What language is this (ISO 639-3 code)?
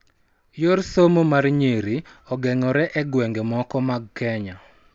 luo